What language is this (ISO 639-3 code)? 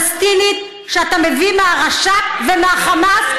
heb